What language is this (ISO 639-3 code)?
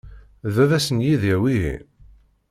kab